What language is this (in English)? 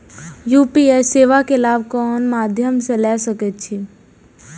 Maithili